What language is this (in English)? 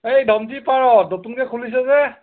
Assamese